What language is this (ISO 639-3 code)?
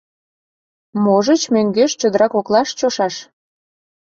chm